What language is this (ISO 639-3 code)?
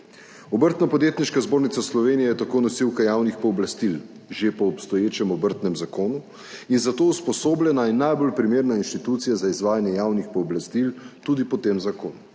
slv